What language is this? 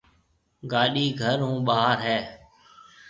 Marwari (Pakistan)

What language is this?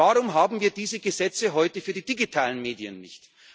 German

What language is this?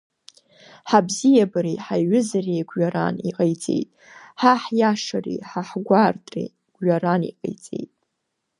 Abkhazian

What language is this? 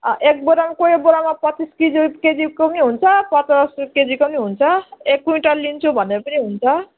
Nepali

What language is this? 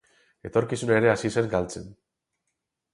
Basque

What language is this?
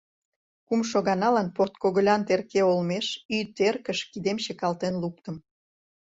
Mari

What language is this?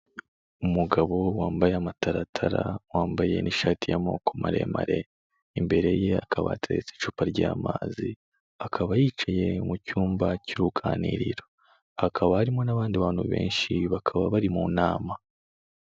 Kinyarwanda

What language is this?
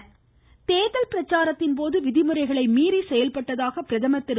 Tamil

